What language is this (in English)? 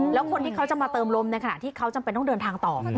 Thai